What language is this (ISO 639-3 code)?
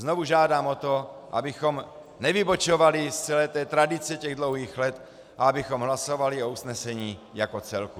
ces